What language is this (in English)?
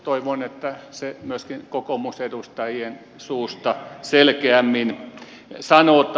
Finnish